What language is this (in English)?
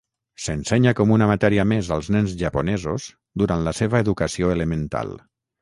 Catalan